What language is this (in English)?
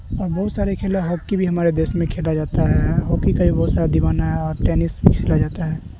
Urdu